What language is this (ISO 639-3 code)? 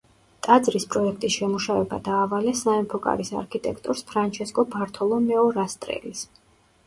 kat